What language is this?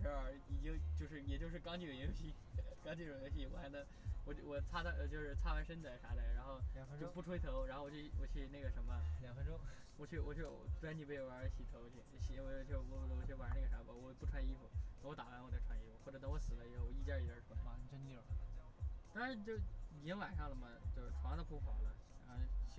Chinese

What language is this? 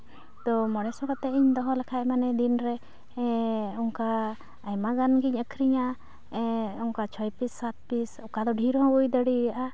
Santali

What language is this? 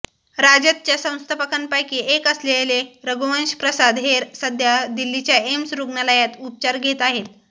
Marathi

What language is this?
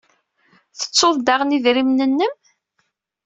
Kabyle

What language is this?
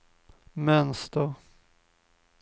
Swedish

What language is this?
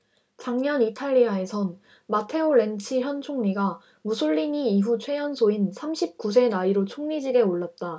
Korean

